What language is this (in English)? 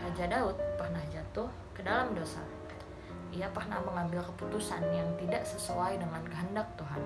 Indonesian